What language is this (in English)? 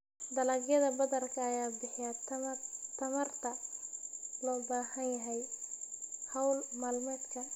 Somali